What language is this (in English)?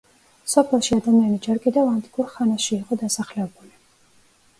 Georgian